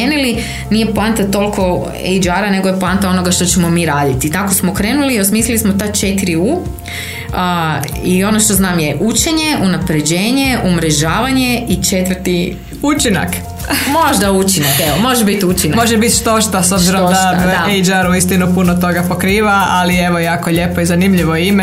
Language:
Croatian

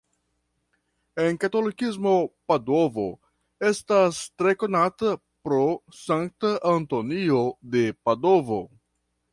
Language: Esperanto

